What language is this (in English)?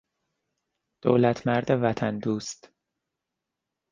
Persian